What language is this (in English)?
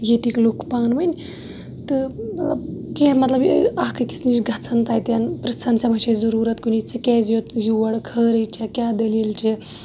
Kashmiri